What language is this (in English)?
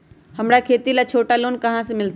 Magahi